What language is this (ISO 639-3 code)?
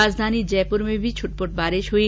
hin